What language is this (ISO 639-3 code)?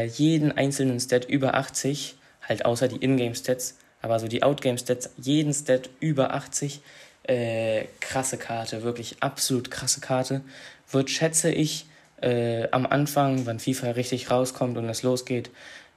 deu